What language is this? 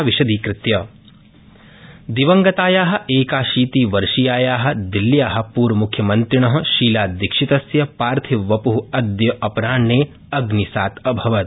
Sanskrit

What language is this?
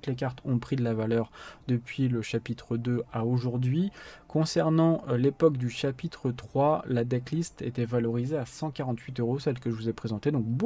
French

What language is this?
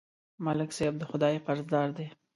Pashto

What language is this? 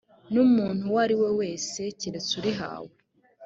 Kinyarwanda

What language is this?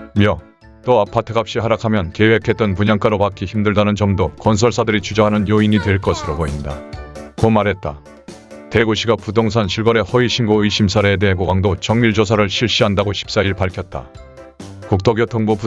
Korean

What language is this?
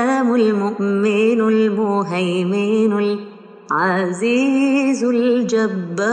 Arabic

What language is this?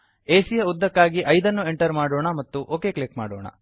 Kannada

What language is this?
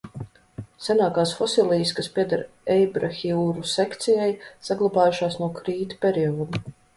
Latvian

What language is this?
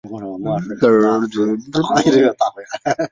Chinese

